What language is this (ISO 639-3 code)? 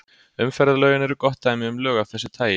isl